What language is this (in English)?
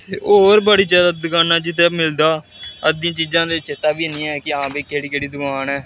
Dogri